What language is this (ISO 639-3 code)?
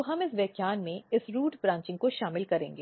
hin